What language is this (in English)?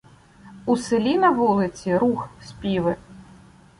Ukrainian